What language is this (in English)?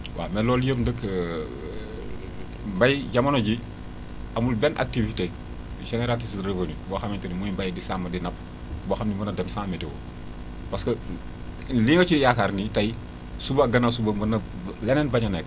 Wolof